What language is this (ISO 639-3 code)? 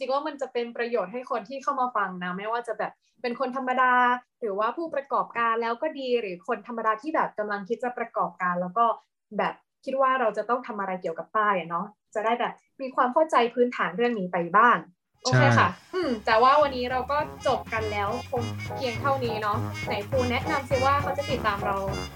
tha